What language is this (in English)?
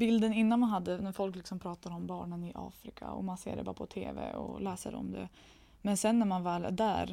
Swedish